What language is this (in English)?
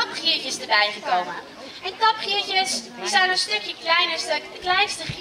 Dutch